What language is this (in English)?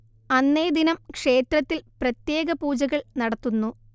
Malayalam